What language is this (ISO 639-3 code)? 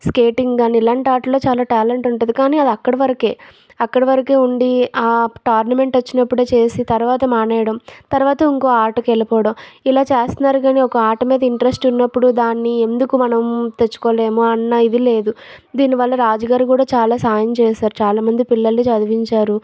tel